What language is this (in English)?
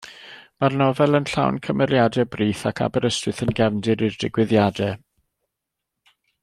Welsh